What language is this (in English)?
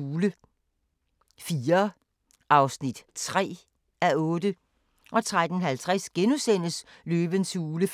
Danish